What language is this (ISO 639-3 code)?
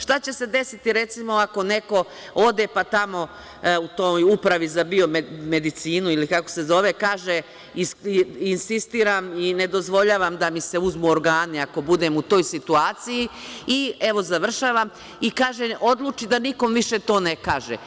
srp